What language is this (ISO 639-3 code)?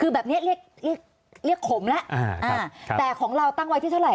tha